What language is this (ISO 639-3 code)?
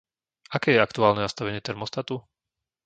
slk